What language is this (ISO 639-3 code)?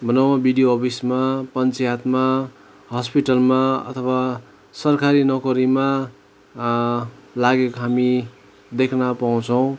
nep